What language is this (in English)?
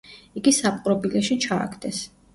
Georgian